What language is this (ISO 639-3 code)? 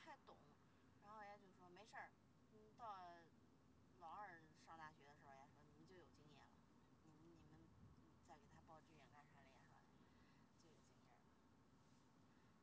zho